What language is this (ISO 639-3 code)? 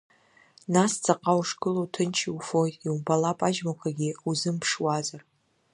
abk